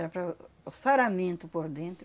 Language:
Portuguese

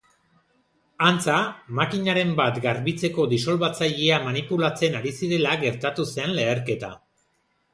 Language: Basque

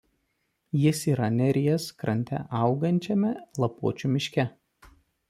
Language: Lithuanian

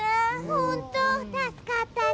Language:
Japanese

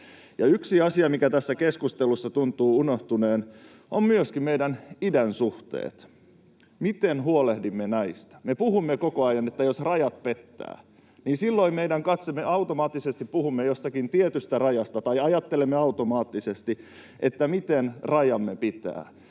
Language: Finnish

